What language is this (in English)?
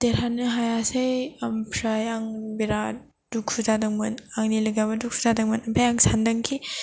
Bodo